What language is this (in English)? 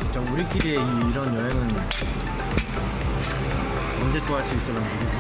Korean